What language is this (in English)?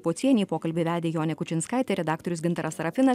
Lithuanian